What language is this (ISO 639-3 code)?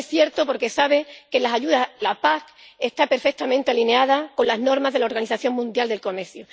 spa